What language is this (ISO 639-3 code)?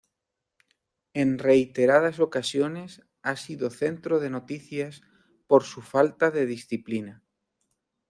spa